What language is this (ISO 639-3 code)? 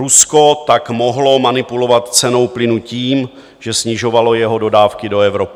ces